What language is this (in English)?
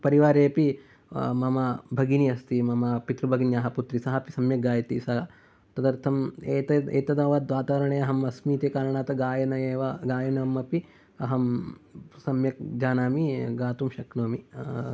Sanskrit